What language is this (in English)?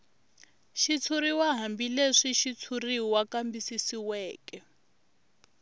Tsonga